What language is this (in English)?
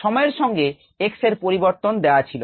Bangla